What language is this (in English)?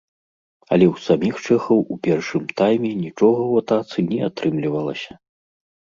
Belarusian